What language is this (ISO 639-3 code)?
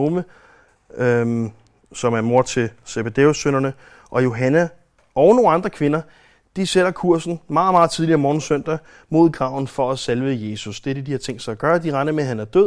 dan